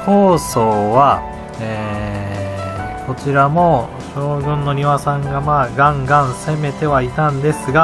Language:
Japanese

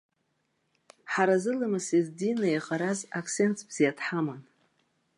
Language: Abkhazian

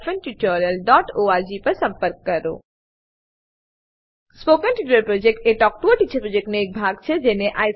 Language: Gujarati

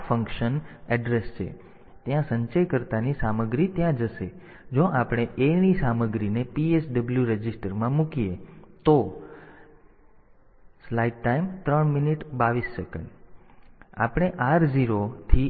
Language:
Gujarati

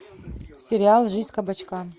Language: Russian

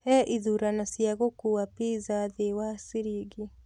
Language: Kikuyu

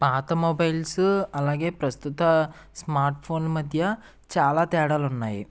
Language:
Telugu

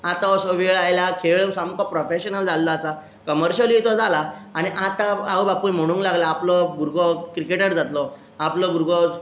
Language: Konkani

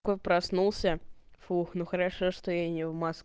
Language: Russian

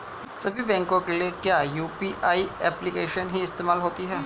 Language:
Hindi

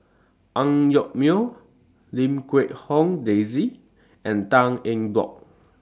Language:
English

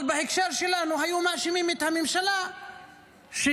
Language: Hebrew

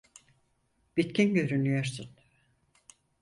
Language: Turkish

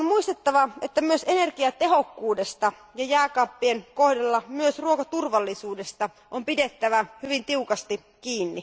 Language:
Finnish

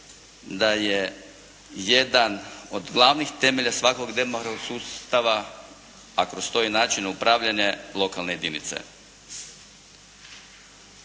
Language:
Croatian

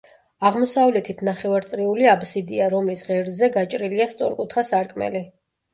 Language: Georgian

